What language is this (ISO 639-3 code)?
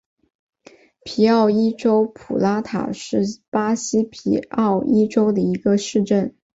zho